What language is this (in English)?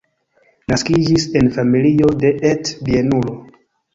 Esperanto